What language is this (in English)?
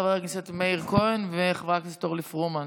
Hebrew